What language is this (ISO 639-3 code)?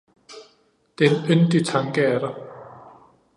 dan